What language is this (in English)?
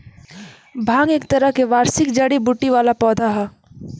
Bhojpuri